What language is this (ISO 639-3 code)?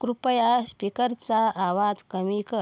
mar